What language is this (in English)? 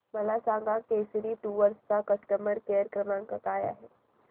Marathi